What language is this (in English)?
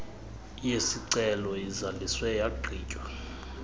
Xhosa